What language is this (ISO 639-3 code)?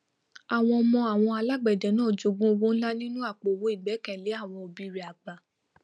yor